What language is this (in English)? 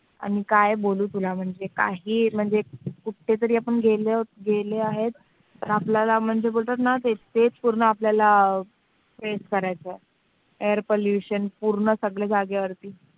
Marathi